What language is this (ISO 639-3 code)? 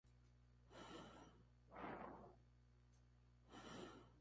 spa